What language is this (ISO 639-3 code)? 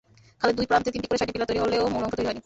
ben